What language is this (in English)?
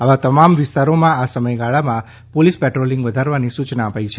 Gujarati